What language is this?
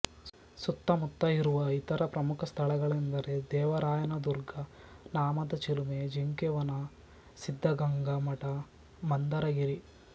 Kannada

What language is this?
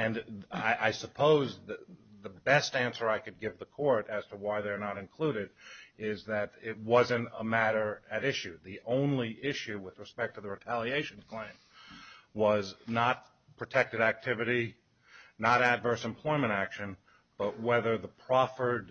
English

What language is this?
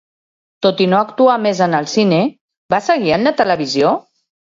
Catalan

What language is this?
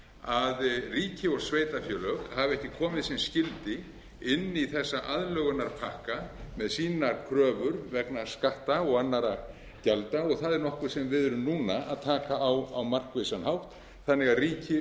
Icelandic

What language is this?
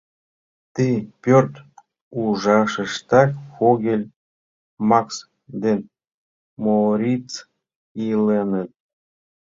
Mari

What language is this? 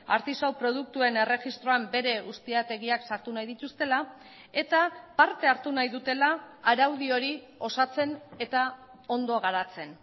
Basque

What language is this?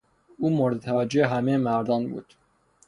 Persian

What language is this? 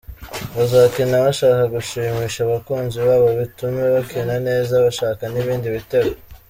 Kinyarwanda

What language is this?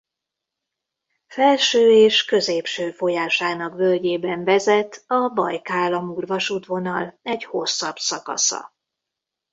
Hungarian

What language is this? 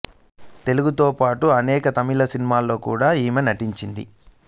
Telugu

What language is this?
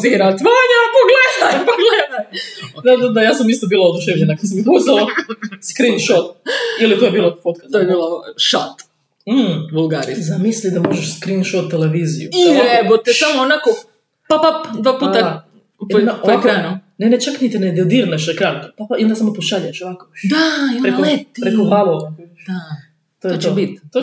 Croatian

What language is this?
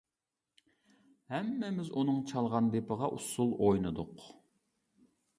Uyghur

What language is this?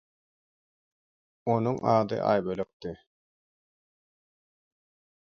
Turkmen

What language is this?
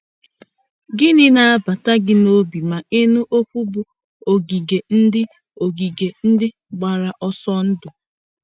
Igbo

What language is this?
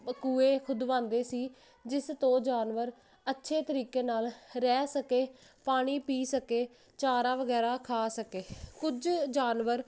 Punjabi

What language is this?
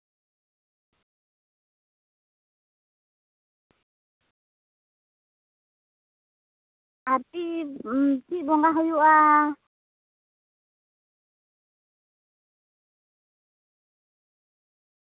Santali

